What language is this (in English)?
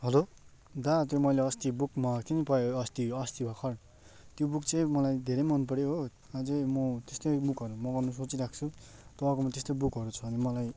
Nepali